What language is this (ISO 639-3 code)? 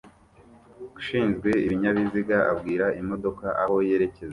kin